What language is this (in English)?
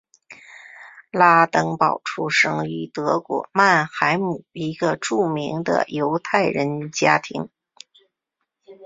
Chinese